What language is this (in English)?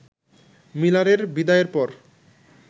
Bangla